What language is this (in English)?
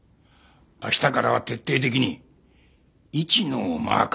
Japanese